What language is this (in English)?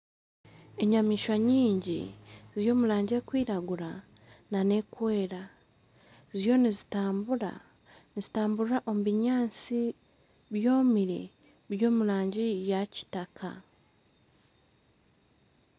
Nyankole